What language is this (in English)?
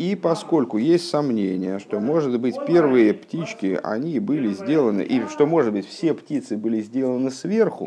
Russian